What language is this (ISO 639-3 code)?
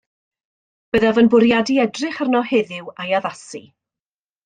cym